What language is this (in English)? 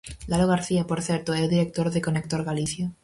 Galician